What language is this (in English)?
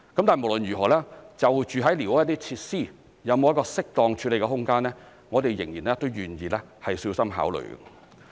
Cantonese